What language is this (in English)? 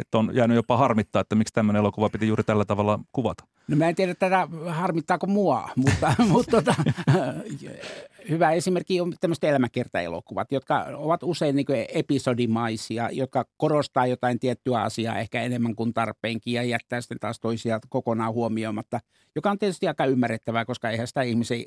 Finnish